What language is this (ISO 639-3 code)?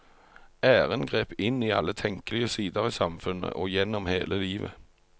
nor